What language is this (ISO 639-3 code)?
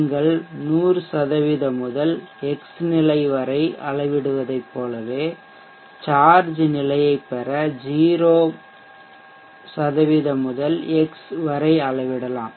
tam